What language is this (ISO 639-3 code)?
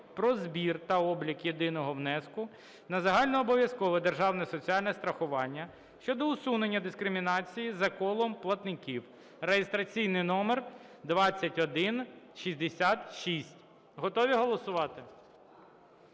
ukr